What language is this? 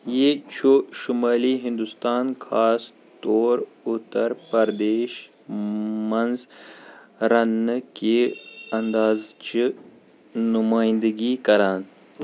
Kashmiri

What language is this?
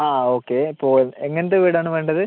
Malayalam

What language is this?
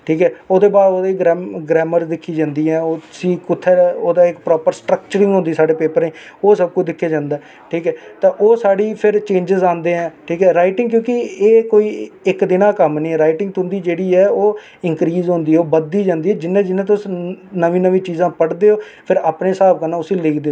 Dogri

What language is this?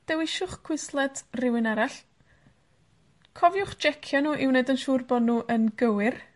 Welsh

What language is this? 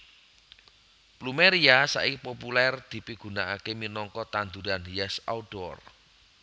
Javanese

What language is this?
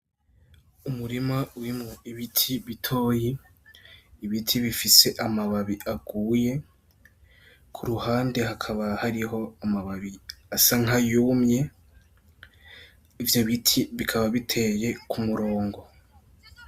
Rundi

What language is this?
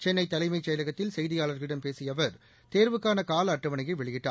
Tamil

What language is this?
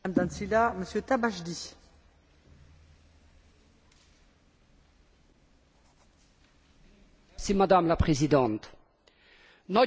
Hungarian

